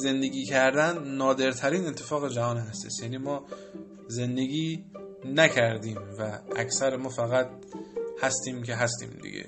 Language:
Persian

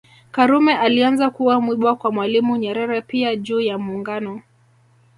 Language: Swahili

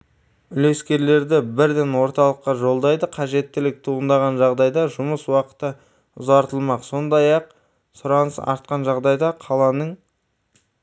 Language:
Kazakh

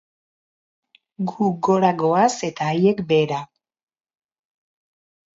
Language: Basque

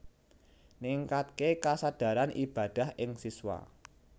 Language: Javanese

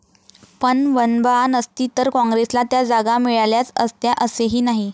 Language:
Marathi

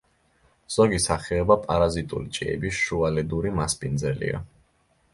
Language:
Georgian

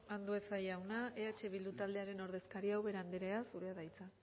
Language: Basque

